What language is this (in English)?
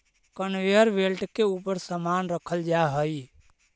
Magahi